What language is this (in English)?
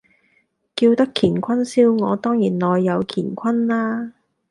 Cantonese